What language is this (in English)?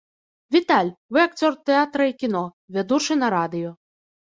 Belarusian